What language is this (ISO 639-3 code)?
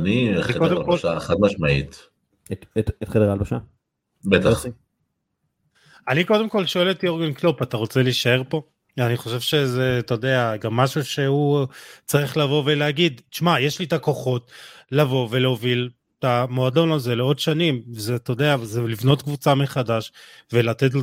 heb